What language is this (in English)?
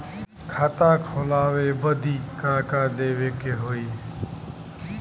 Bhojpuri